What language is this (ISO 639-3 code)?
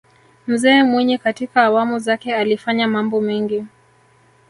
swa